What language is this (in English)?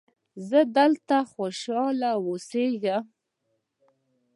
Pashto